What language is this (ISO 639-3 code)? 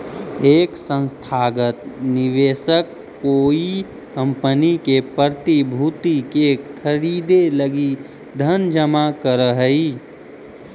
mag